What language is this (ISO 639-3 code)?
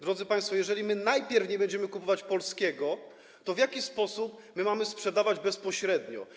pol